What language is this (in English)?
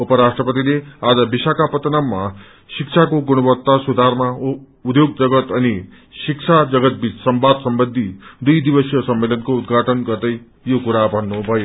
Nepali